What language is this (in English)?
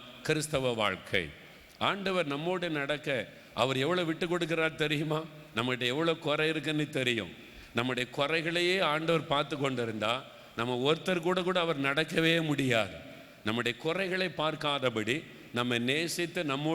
Tamil